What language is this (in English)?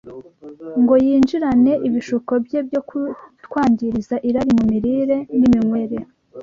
Kinyarwanda